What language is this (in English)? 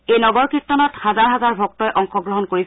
Assamese